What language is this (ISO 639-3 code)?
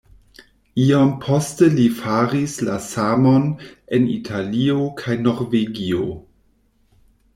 epo